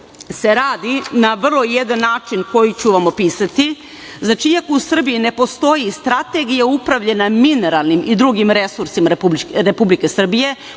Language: Serbian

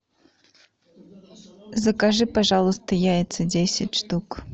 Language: Russian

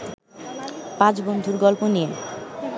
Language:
Bangla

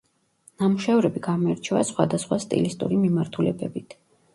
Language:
Georgian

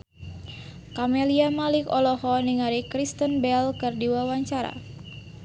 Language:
Sundanese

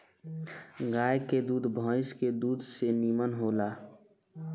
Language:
Bhojpuri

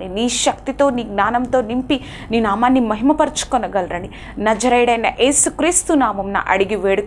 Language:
Telugu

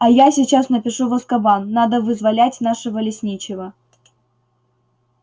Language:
Russian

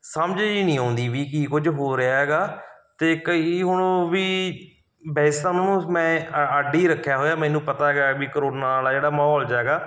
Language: Punjabi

